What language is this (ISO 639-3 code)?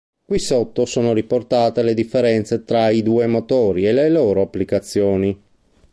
ita